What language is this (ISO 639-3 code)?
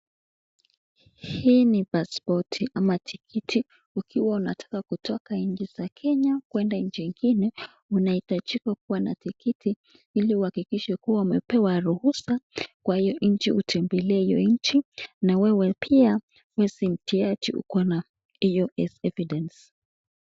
swa